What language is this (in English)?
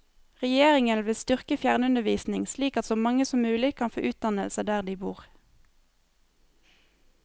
Norwegian